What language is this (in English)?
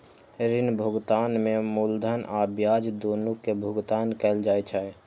Maithili